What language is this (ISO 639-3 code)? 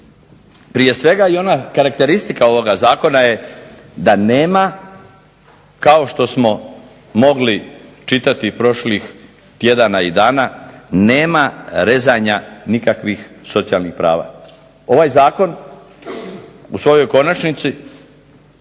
hrv